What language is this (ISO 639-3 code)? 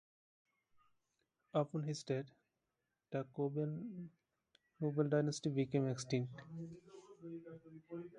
eng